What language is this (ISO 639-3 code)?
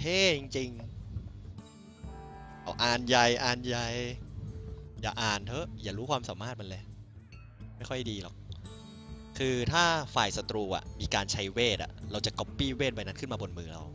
tha